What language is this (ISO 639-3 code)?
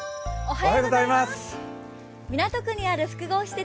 jpn